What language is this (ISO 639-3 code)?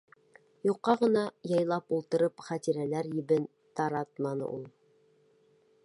bak